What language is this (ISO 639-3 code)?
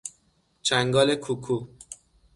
fas